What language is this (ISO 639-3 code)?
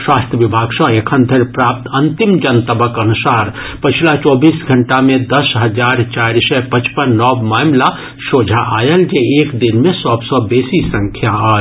mai